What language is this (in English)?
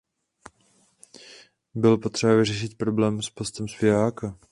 Czech